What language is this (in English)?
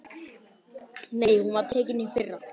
Icelandic